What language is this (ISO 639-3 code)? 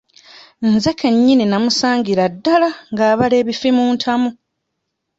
lug